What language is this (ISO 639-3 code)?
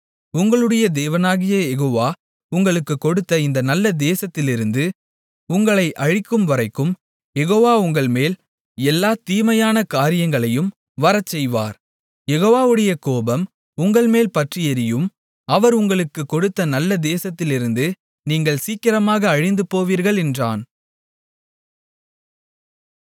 tam